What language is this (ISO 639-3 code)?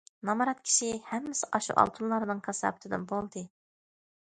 uig